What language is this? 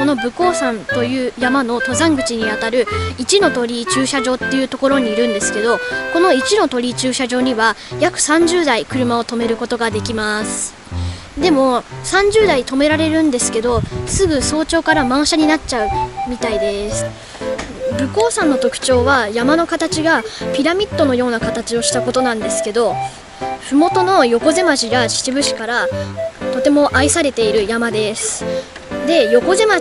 Japanese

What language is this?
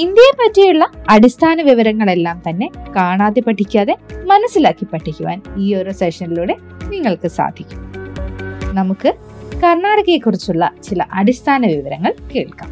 Malayalam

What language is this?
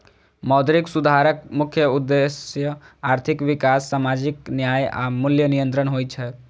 Maithili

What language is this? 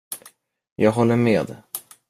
Swedish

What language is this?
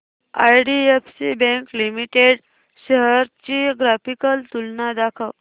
Marathi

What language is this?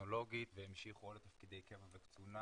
Hebrew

